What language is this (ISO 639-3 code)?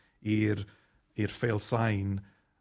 cym